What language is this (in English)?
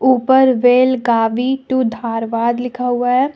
Hindi